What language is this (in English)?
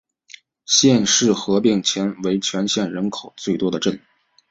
Chinese